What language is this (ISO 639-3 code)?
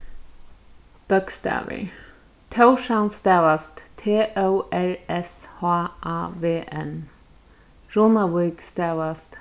fao